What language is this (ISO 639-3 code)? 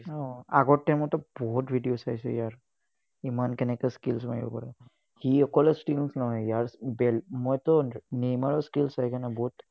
asm